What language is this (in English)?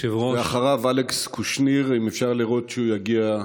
Hebrew